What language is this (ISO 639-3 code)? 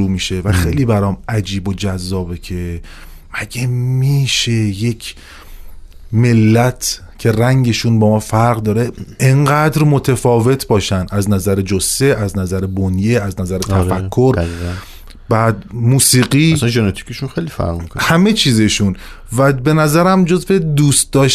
fas